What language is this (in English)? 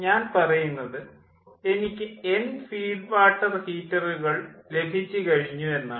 Malayalam